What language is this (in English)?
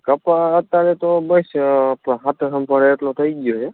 Gujarati